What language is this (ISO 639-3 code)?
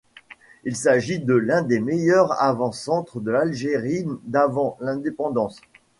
fra